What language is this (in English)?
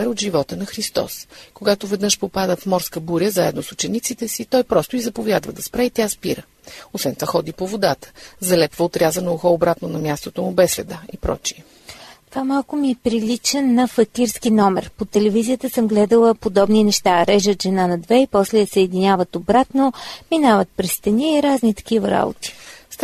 Bulgarian